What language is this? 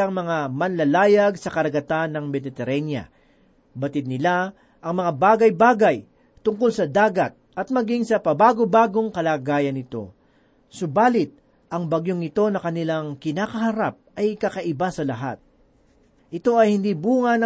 Filipino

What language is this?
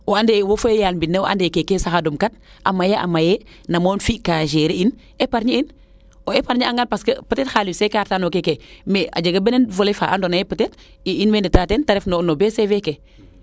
Serer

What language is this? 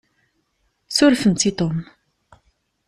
Kabyle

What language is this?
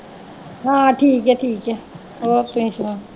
Punjabi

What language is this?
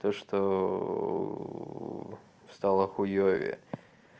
Russian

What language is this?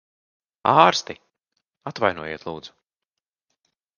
Latvian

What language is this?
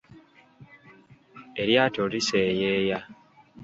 Ganda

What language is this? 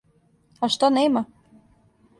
Serbian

